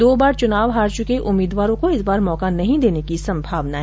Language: Hindi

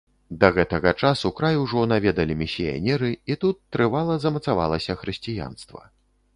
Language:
Belarusian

